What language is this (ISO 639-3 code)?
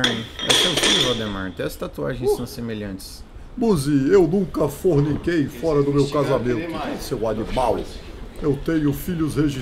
por